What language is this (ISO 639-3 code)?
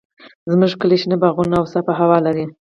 pus